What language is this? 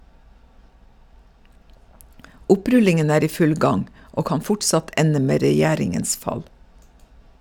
Norwegian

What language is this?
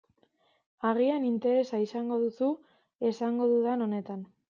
Basque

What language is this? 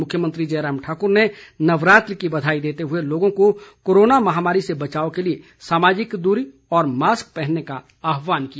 Hindi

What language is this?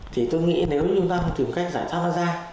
Vietnamese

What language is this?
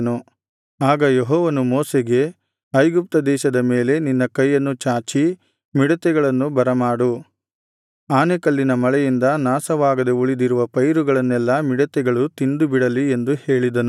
Kannada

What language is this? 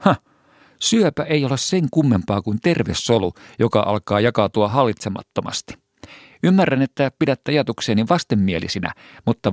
Finnish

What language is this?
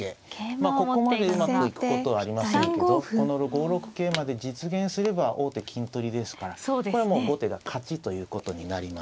Japanese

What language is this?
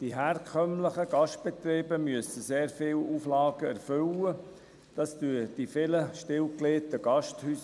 Swiss German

